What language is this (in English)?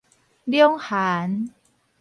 Min Nan Chinese